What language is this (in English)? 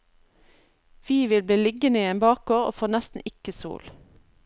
Norwegian